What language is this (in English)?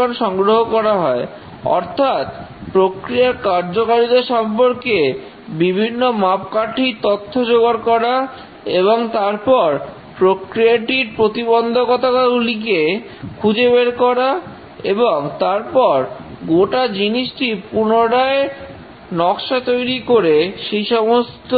Bangla